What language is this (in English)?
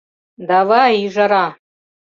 Mari